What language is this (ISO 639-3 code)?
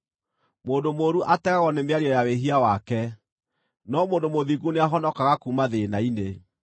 kik